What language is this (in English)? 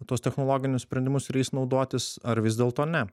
Lithuanian